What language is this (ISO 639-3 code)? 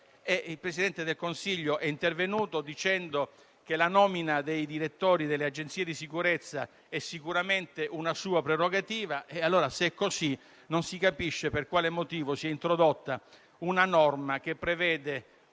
ita